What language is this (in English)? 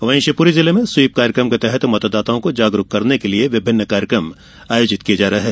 Hindi